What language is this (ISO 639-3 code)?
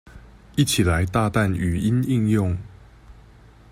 zho